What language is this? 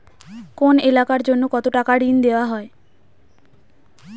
Bangla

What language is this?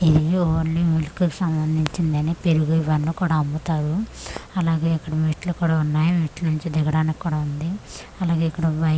Telugu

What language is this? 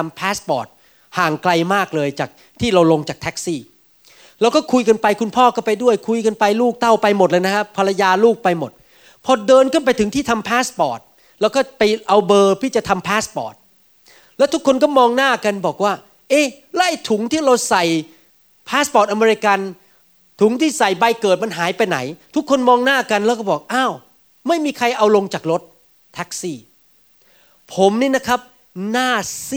Thai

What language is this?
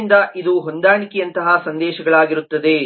Kannada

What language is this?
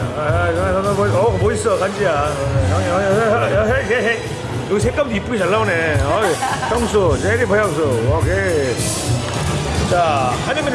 Korean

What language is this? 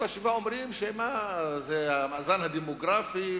Hebrew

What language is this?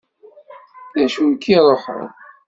Kabyle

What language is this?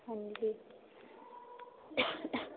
Punjabi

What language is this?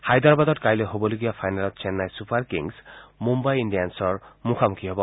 Assamese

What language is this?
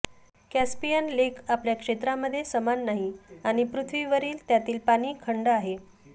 Marathi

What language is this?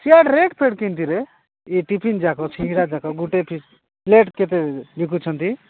Odia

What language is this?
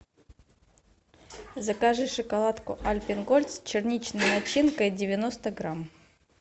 Russian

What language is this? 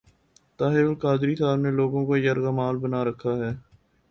Urdu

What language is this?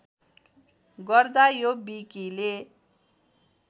Nepali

